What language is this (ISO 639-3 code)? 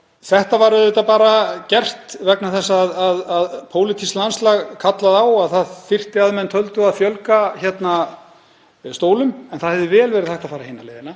isl